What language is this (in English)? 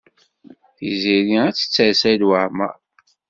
Kabyle